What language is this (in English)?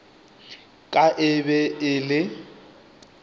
Northern Sotho